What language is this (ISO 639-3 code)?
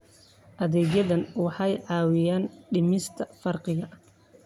som